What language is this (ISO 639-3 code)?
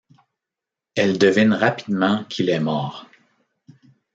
fra